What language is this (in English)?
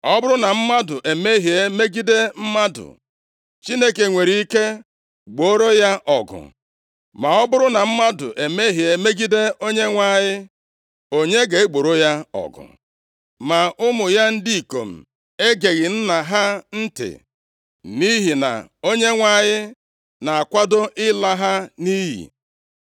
Igbo